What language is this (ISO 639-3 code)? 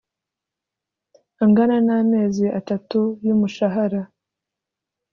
kin